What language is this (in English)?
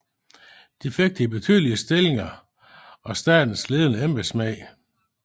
Danish